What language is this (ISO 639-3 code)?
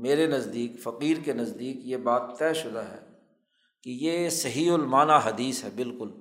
urd